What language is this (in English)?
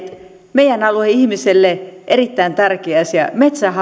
Finnish